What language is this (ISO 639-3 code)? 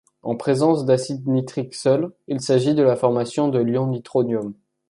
fra